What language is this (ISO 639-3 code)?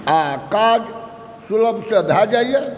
mai